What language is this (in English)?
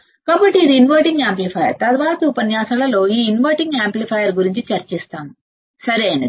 Telugu